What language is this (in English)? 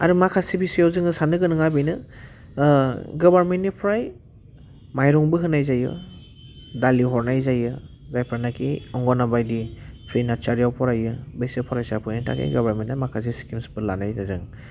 Bodo